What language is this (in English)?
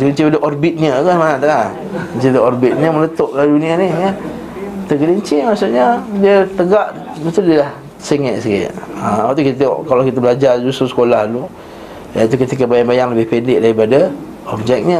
Malay